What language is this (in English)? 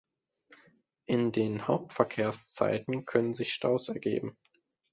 German